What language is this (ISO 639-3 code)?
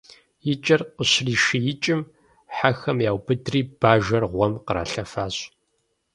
kbd